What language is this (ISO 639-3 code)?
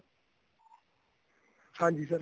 pan